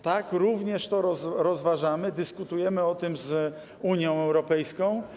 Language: Polish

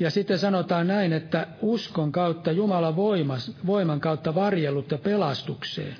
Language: Finnish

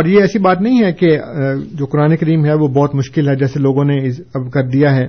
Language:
Urdu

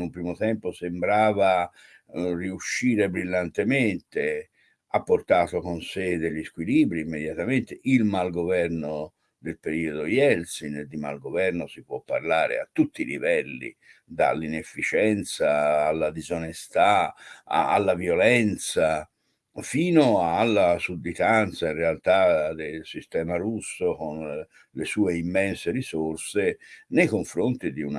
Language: Italian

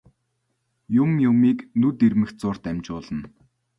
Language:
Mongolian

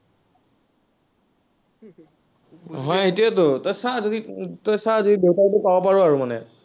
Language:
Assamese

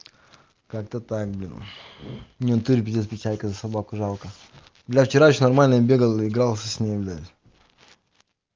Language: Russian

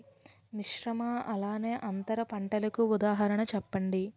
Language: Telugu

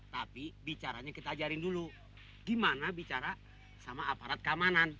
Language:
Indonesian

